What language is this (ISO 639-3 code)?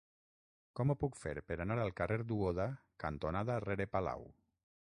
cat